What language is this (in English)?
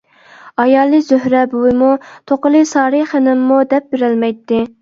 Uyghur